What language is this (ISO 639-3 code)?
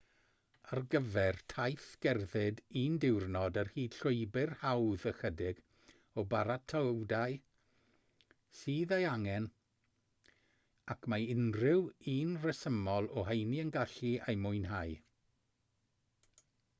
cym